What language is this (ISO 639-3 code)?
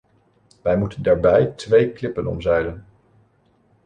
nld